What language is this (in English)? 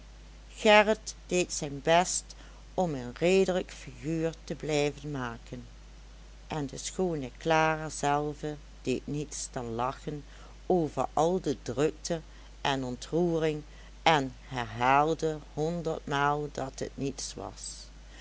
Dutch